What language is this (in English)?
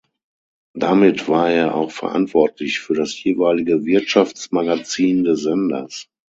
German